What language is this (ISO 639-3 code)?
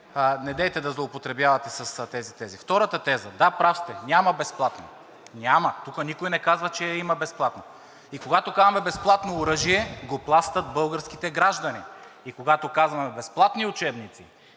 bul